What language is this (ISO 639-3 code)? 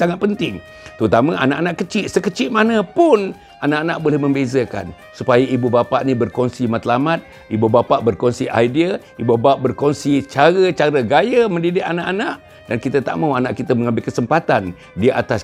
msa